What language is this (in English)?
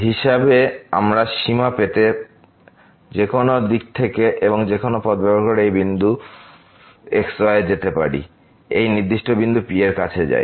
Bangla